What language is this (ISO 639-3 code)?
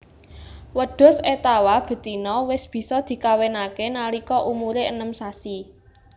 jav